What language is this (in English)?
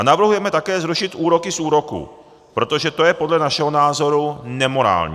Czech